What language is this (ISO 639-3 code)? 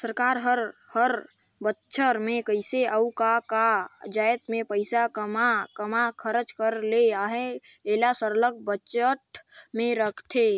hne